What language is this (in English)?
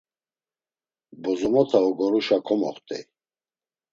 Laz